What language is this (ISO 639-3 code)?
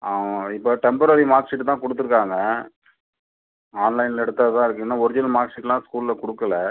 tam